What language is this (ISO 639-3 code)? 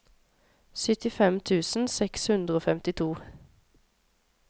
nor